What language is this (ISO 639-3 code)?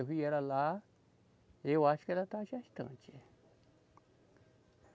por